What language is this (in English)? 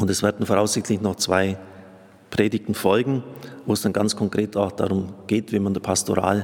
German